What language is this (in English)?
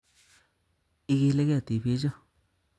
Kalenjin